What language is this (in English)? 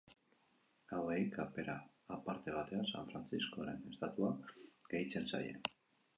Basque